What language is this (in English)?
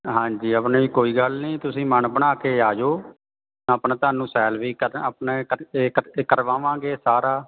Punjabi